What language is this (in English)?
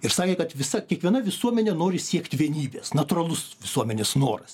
Lithuanian